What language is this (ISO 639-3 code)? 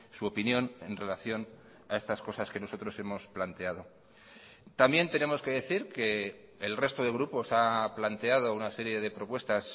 spa